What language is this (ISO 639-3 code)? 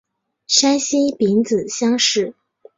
zho